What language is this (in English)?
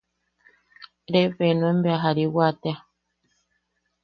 Yaqui